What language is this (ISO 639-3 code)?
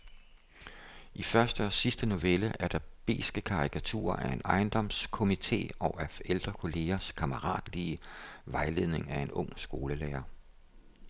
dan